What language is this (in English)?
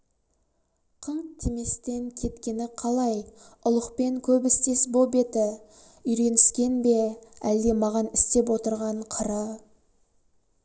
Kazakh